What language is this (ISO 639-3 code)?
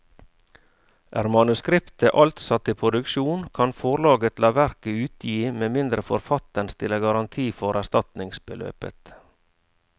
nor